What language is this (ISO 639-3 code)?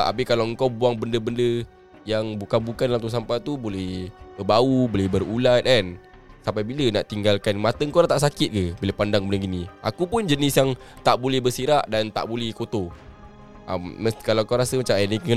msa